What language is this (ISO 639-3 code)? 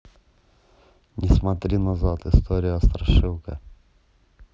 rus